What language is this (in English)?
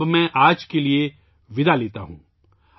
Urdu